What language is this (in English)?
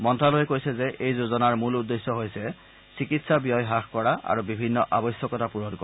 Assamese